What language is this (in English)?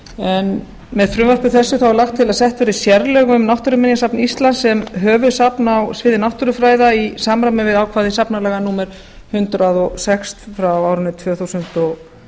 Icelandic